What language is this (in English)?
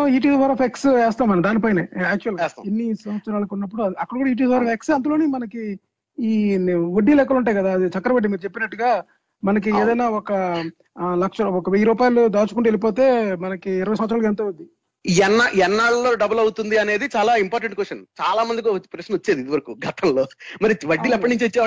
Telugu